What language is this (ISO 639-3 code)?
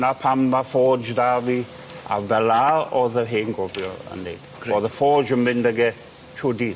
cym